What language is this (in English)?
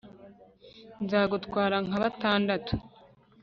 Kinyarwanda